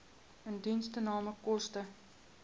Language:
Afrikaans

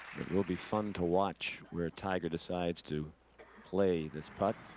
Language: English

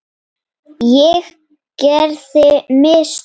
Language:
Icelandic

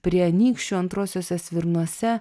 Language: Lithuanian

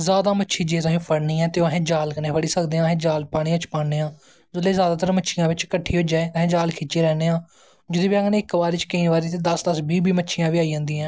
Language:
Dogri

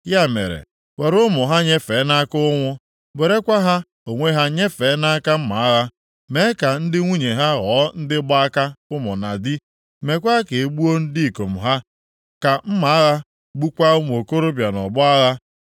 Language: Igbo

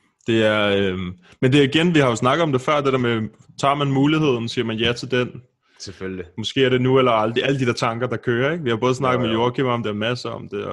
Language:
Danish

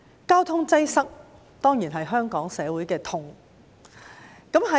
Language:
Cantonese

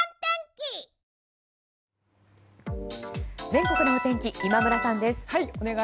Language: Japanese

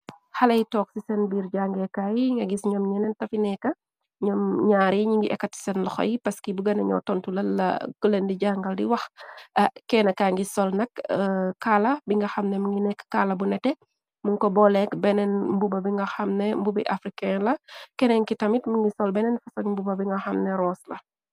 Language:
Wolof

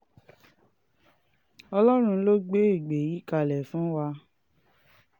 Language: Yoruba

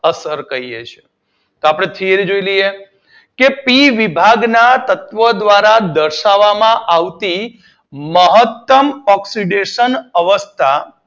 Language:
Gujarati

